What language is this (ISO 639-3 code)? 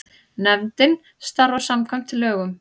isl